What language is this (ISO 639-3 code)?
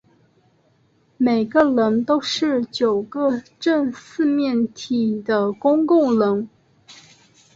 zho